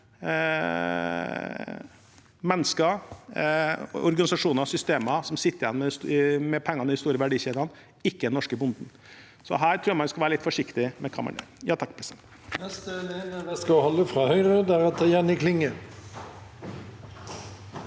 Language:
Norwegian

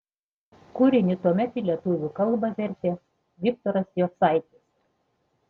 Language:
Lithuanian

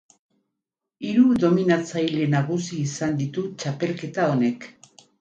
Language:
Basque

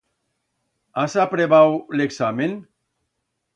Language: Aragonese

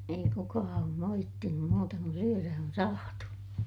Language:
Finnish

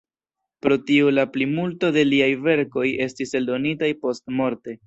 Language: Esperanto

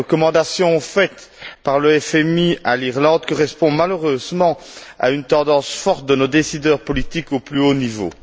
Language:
French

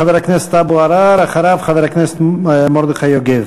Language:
Hebrew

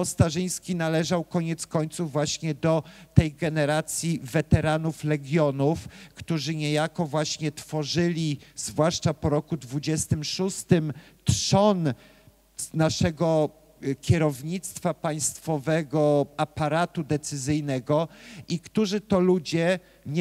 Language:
Polish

